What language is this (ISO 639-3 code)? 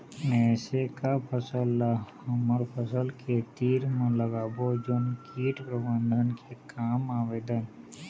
hne